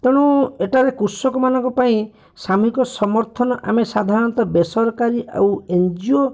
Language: Odia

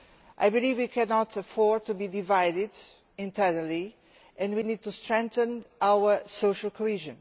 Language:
English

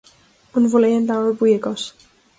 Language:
Irish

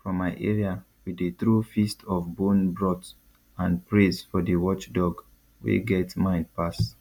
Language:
Nigerian Pidgin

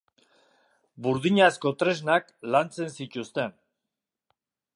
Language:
Basque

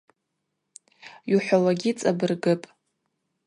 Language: Abaza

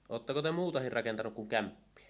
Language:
Finnish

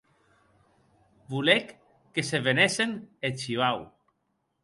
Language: Occitan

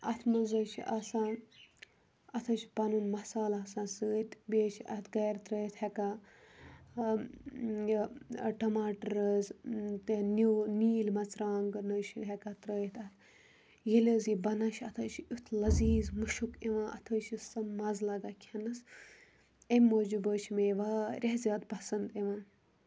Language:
Kashmiri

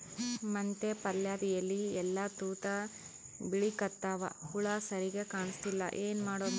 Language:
Kannada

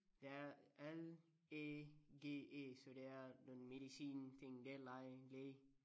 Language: Danish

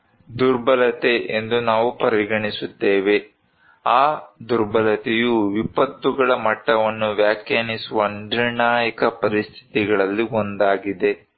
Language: Kannada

